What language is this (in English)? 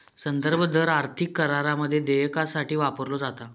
Marathi